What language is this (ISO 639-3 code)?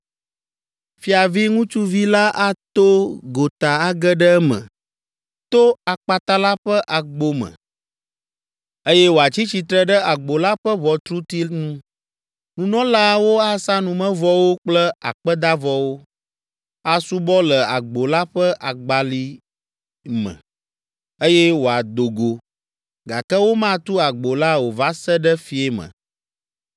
ewe